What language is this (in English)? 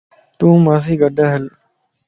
Lasi